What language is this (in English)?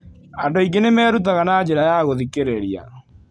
Kikuyu